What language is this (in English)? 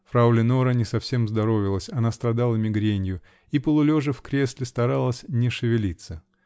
Russian